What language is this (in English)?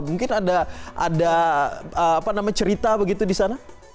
Indonesian